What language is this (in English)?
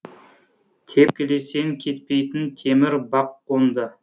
Kazakh